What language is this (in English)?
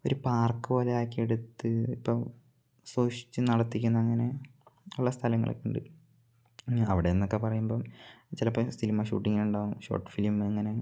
Malayalam